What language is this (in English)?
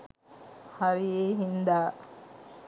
Sinhala